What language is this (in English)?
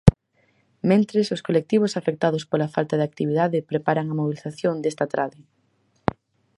Galician